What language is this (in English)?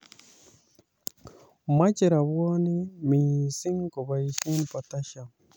Kalenjin